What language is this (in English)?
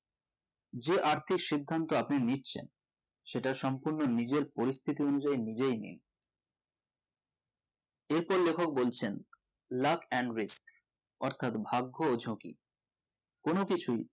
Bangla